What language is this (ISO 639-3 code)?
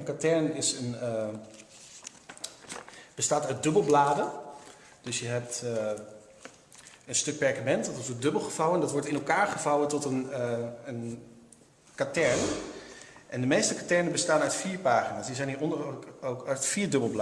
nld